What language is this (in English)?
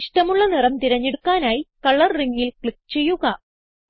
Malayalam